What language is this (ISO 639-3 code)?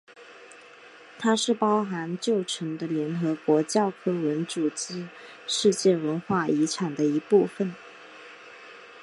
zho